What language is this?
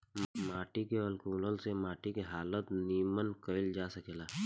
Bhojpuri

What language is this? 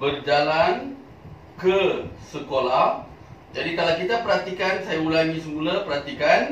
Malay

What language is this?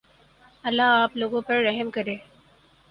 Urdu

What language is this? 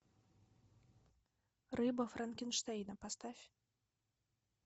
Russian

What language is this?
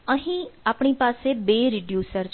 Gujarati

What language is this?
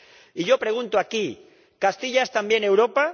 Spanish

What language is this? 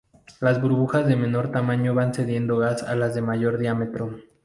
Spanish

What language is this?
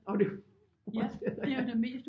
Danish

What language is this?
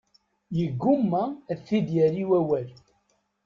Kabyle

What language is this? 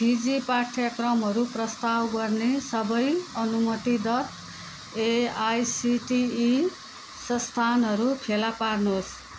Nepali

